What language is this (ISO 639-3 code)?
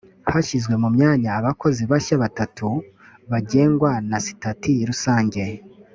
kin